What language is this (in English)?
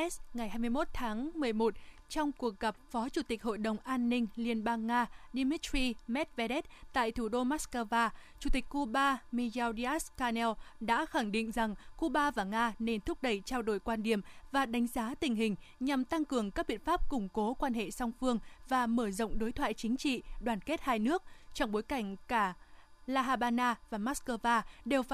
Vietnamese